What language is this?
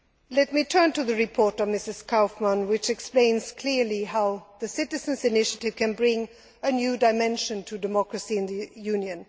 English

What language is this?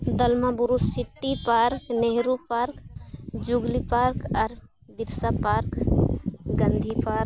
Santali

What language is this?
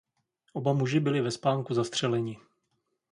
Czech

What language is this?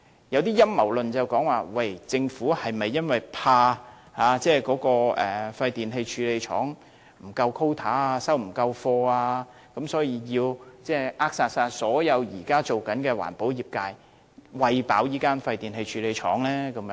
Cantonese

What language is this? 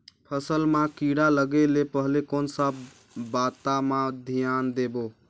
Chhattisgarhi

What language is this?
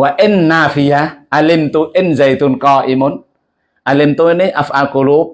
Indonesian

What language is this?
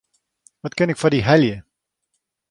Western Frisian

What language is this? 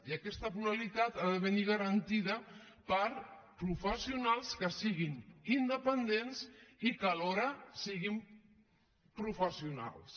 Catalan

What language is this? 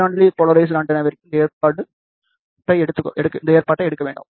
Tamil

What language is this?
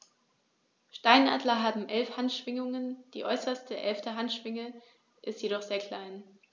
German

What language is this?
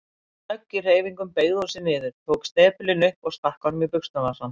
Icelandic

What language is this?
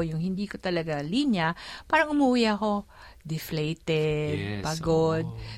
Filipino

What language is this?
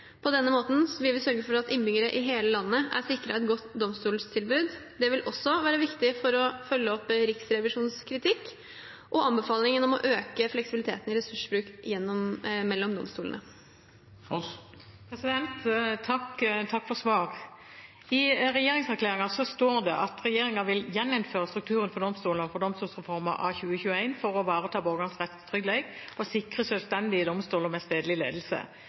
Norwegian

